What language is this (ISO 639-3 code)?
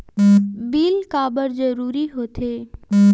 hne